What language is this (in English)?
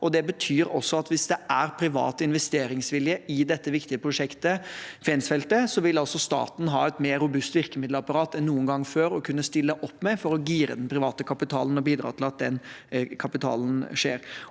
Norwegian